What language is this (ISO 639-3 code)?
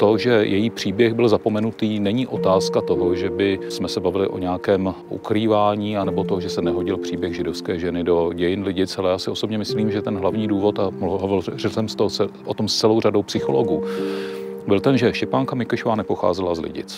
ces